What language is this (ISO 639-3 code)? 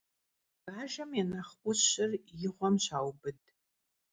kbd